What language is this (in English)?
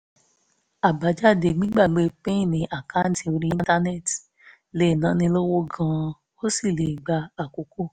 Yoruba